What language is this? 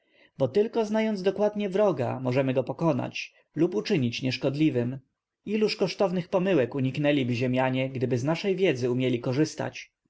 Polish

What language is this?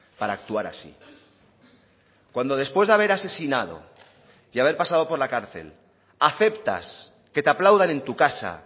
Spanish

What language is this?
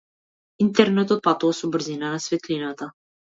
Macedonian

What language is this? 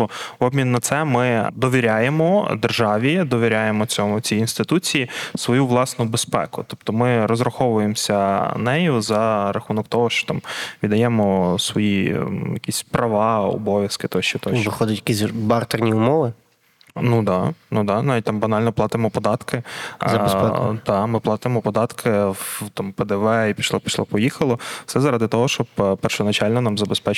Ukrainian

